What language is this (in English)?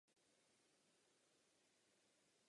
Czech